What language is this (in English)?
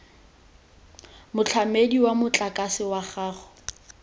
Tswana